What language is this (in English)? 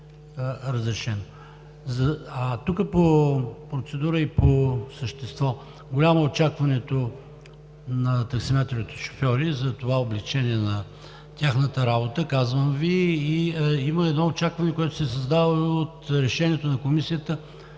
Bulgarian